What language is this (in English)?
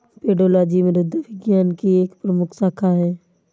Hindi